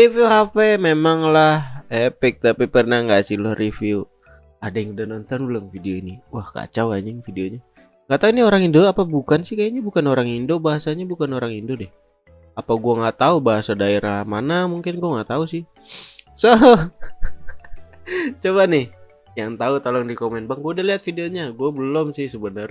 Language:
Indonesian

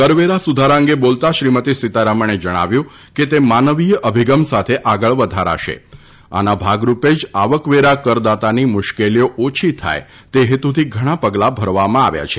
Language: Gujarati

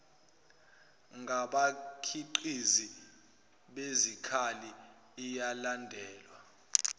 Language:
Zulu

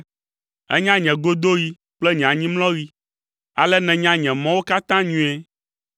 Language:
Ewe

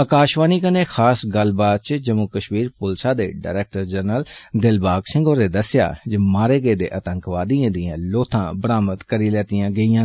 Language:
Dogri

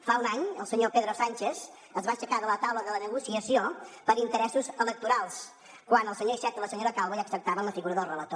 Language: Catalan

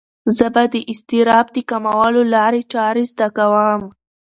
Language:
Pashto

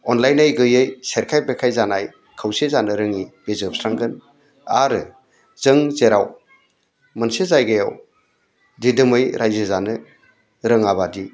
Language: Bodo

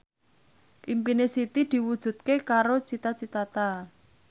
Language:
Javanese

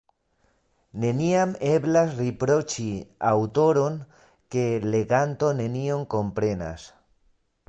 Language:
Esperanto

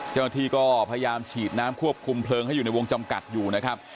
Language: Thai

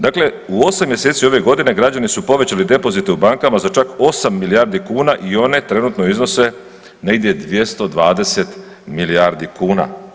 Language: Croatian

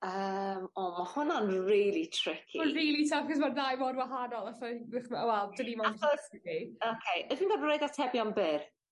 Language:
Welsh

